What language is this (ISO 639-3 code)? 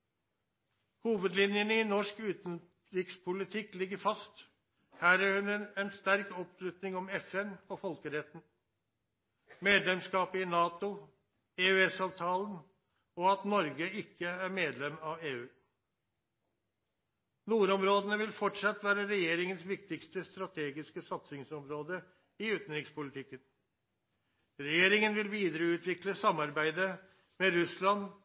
nno